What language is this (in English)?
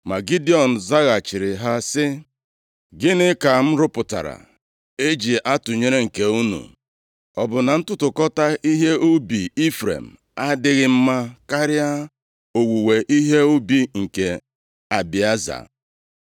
Igbo